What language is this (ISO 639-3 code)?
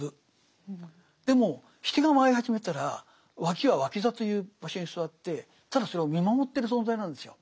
jpn